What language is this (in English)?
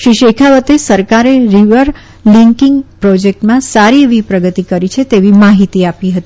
Gujarati